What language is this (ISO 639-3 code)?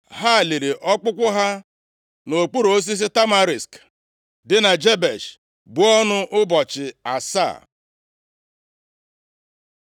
ibo